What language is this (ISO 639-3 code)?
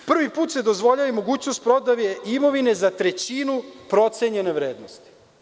srp